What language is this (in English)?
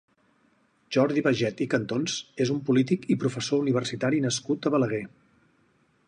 Catalan